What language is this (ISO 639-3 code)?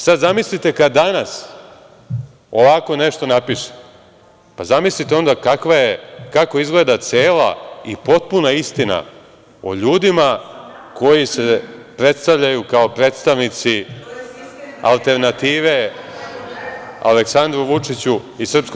srp